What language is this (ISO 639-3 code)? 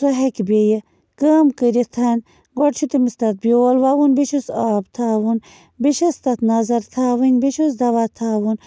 kas